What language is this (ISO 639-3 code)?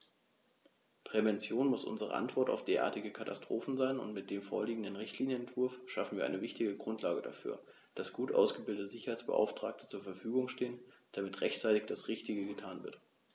deu